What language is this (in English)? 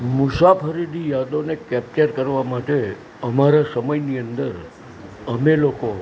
Gujarati